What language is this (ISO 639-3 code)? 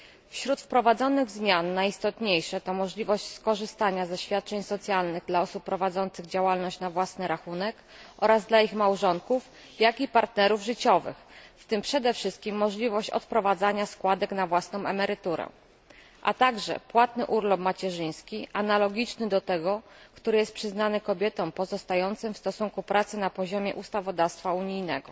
pol